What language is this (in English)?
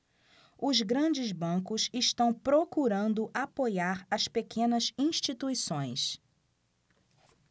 Portuguese